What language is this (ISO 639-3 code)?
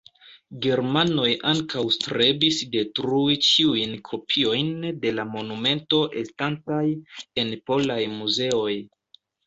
epo